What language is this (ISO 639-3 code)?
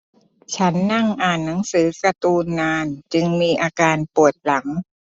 tha